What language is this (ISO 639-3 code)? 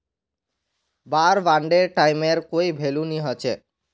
mag